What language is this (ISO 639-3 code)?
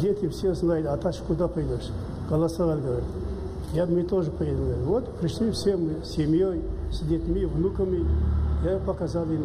rus